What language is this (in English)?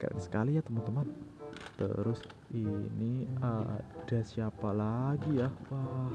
Indonesian